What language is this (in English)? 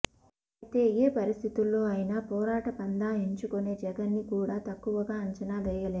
Telugu